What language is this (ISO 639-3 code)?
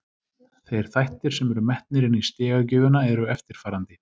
isl